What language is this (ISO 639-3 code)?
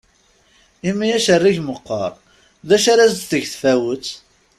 kab